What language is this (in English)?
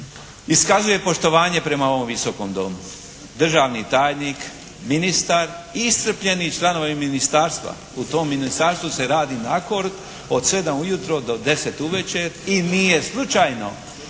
Croatian